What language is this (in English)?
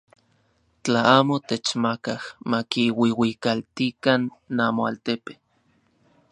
Central Puebla Nahuatl